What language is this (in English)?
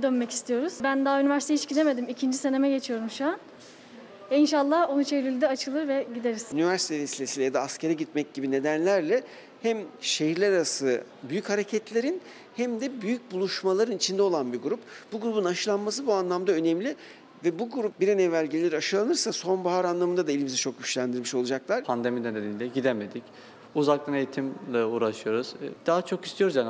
Turkish